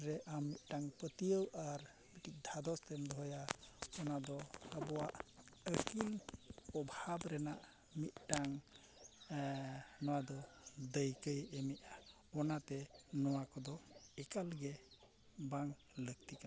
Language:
Santali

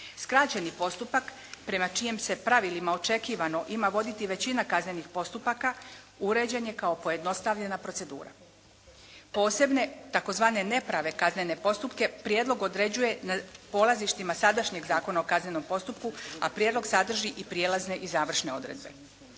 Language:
Croatian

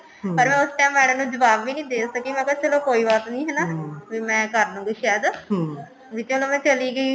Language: Punjabi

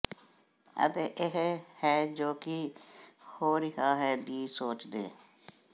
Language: Punjabi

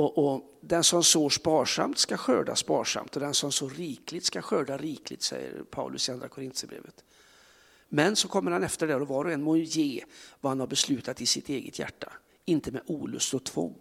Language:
Swedish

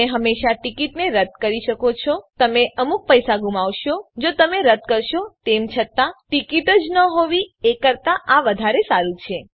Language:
Gujarati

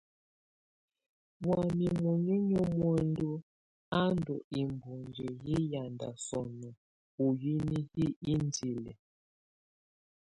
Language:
Tunen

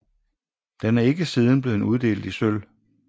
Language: Danish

